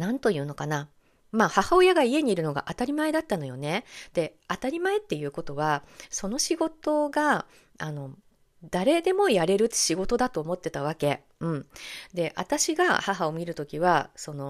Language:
Japanese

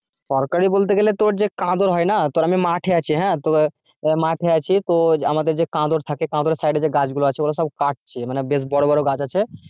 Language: Bangla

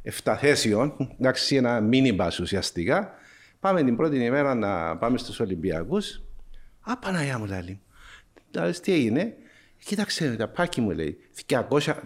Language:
Greek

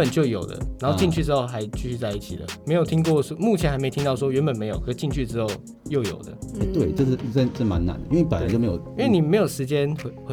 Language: Chinese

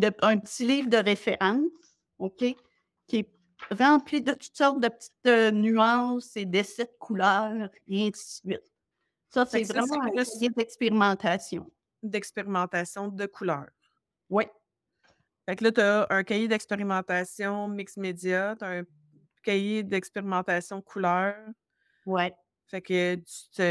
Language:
French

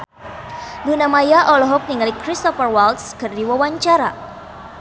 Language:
Sundanese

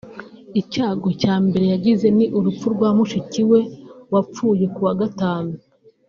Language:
Kinyarwanda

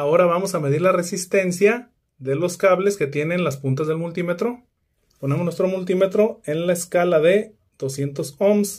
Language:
Spanish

